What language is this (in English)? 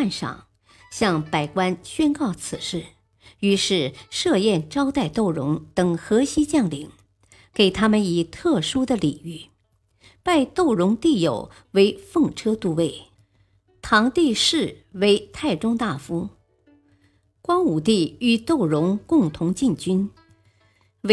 Chinese